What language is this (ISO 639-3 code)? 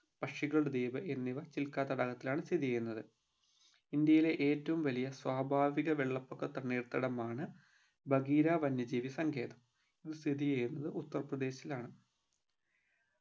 mal